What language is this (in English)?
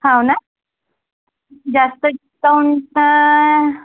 Marathi